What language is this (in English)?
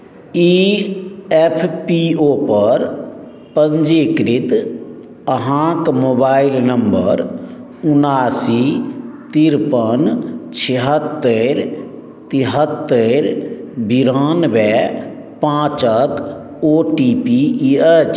Maithili